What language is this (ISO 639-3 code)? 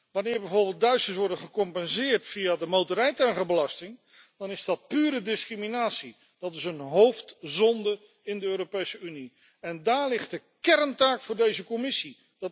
nld